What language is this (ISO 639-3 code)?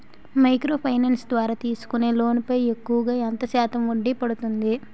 tel